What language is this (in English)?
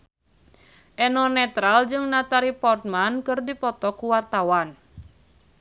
Sundanese